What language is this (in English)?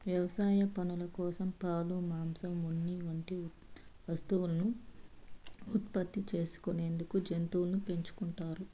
Telugu